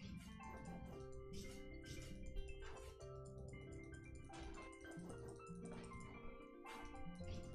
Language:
Korean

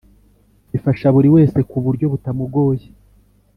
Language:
Kinyarwanda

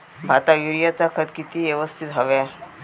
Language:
Marathi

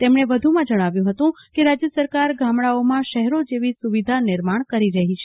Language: Gujarati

